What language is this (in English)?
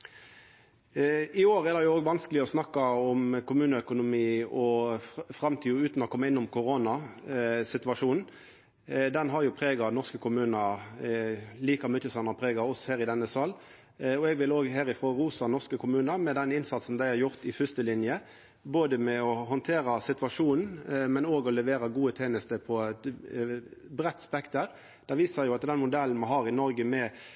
Norwegian Nynorsk